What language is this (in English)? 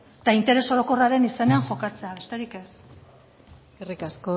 Basque